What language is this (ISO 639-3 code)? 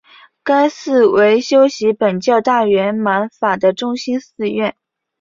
zho